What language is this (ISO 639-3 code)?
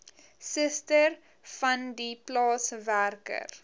afr